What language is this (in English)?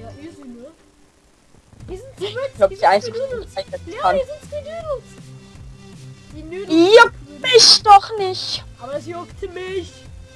German